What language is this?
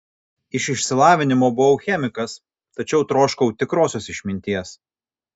Lithuanian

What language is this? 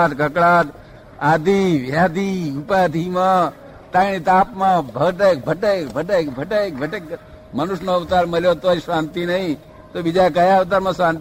Gujarati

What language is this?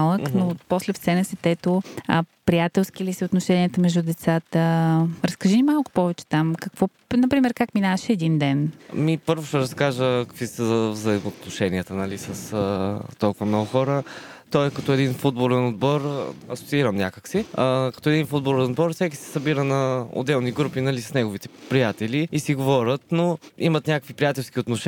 Bulgarian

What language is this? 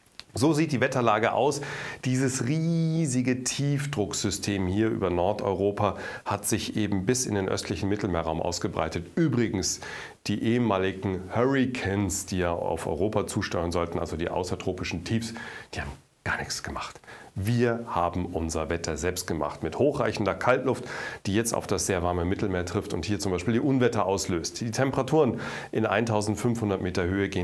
German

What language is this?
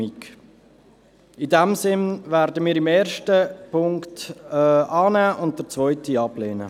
Swiss German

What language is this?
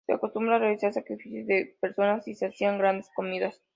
Spanish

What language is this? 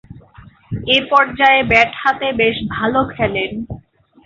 Bangla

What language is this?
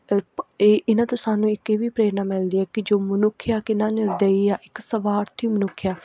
Punjabi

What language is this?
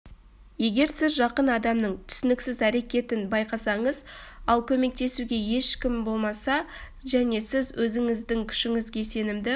Kazakh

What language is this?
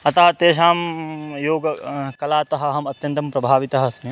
Sanskrit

